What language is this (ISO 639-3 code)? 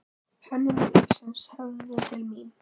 isl